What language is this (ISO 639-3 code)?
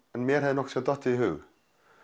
isl